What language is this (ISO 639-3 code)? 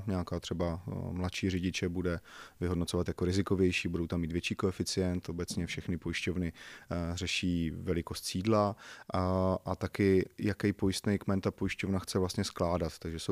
ces